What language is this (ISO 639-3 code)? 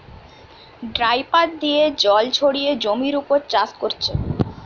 ben